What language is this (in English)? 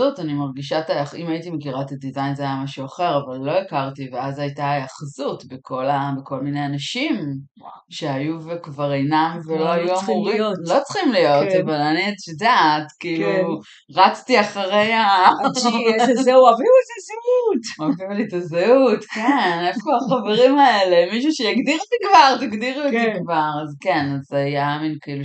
Hebrew